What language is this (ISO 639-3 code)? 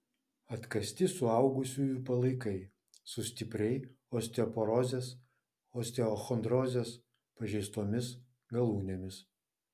lit